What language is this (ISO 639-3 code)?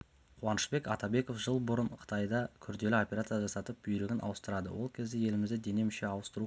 kaz